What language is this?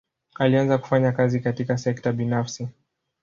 Swahili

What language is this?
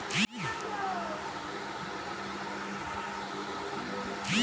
Magahi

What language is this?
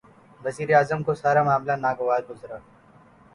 Urdu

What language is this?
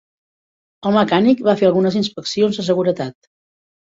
Catalan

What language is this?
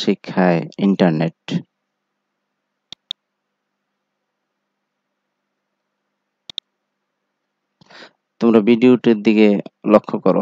Hindi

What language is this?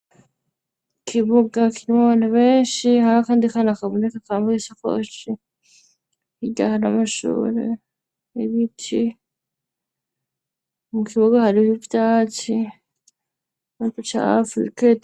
Rundi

